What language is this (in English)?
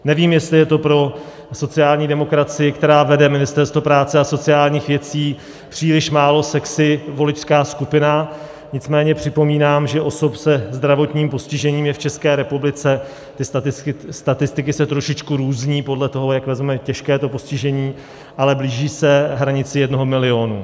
Czech